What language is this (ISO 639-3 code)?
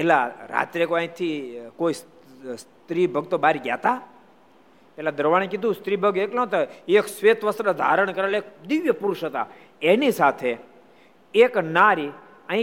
guj